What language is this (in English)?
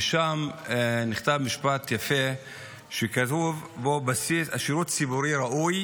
Hebrew